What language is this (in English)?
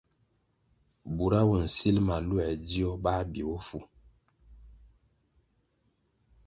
Kwasio